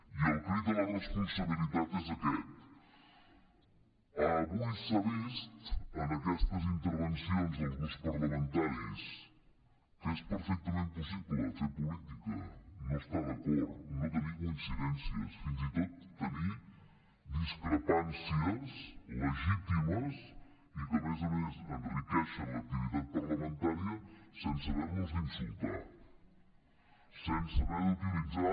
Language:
Catalan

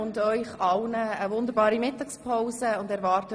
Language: Swiss German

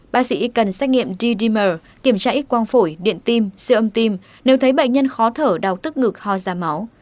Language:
Vietnamese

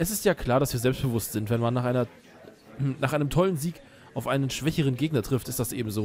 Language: German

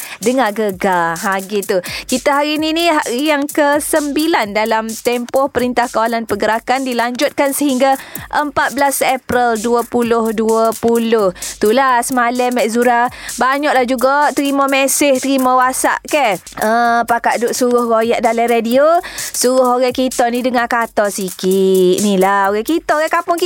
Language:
Malay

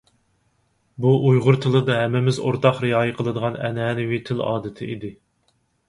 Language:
Uyghur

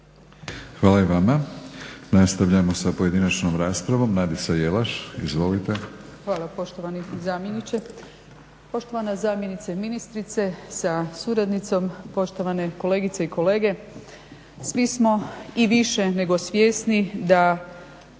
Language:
Croatian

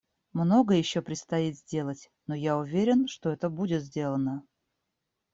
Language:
Russian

